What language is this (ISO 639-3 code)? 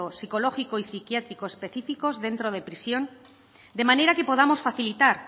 spa